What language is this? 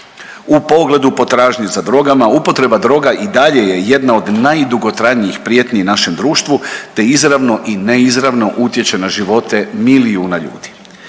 Croatian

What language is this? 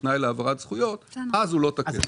Hebrew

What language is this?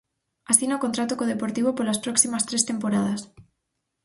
Galician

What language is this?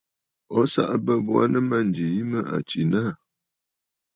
Bafut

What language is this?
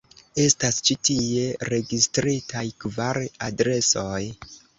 Esperanto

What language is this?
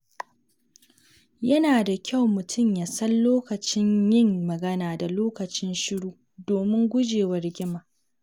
Hausa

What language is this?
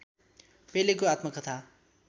Nepali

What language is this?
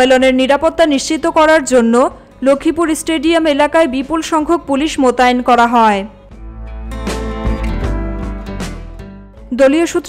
Arabic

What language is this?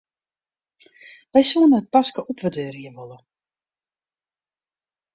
Western Frisian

